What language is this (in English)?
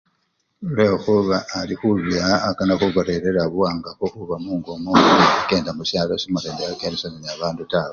Luyia